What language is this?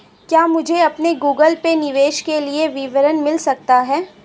Hindi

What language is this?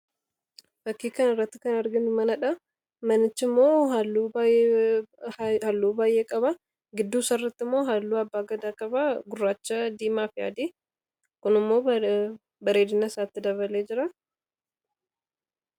Oromo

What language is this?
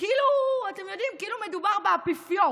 Hebrew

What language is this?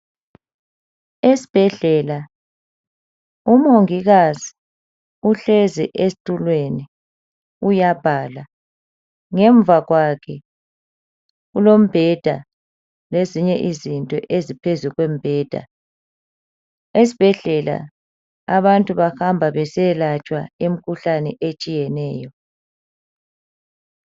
North Ndebele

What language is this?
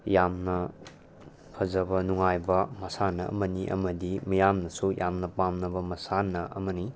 Manipuri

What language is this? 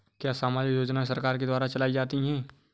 Hindi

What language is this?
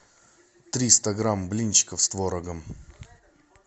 Russian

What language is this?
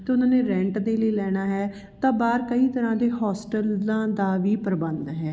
Punjabi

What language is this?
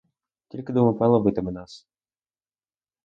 Ukrainian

